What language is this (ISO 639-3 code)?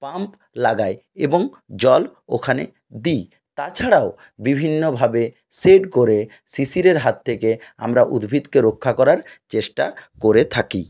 ben